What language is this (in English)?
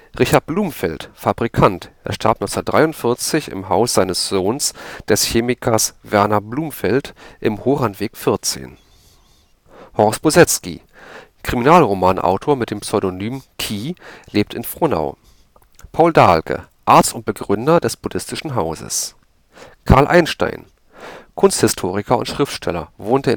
German